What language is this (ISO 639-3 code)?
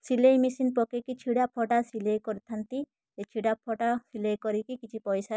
ori